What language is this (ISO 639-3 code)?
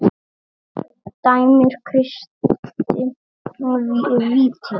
isl